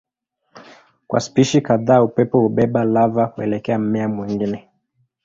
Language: Swahili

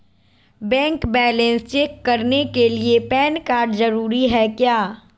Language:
Magahi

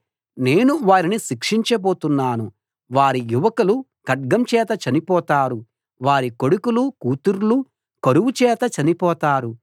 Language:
Telugu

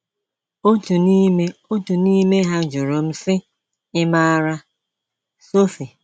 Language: Igbo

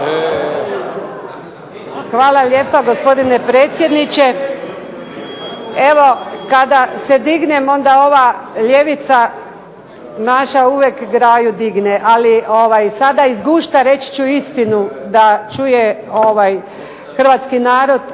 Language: Croatian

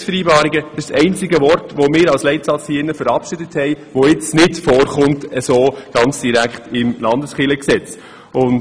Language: Swiss German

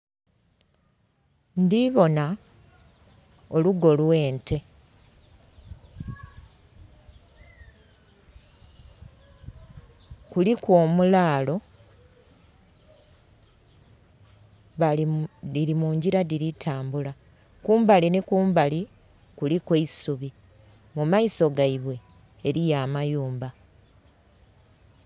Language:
Soga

